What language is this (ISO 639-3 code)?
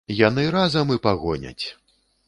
bel